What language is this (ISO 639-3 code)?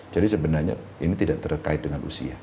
ind